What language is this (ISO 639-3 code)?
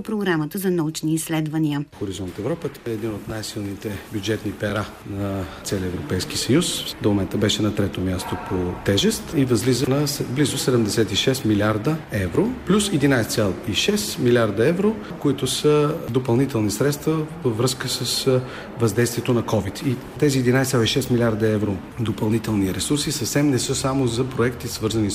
bul